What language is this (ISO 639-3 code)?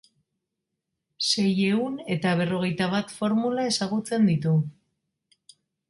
eus